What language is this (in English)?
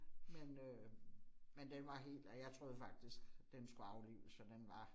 Danish